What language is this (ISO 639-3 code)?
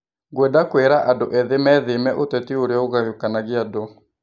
kik